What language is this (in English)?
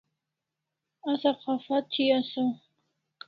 Kalasha